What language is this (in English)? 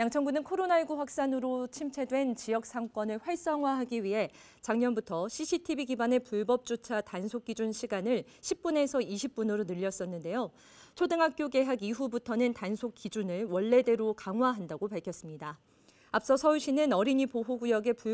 Korean